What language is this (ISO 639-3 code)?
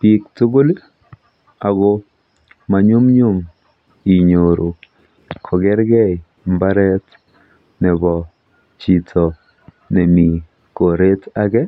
kln